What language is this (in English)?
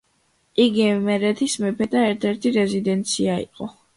Georgian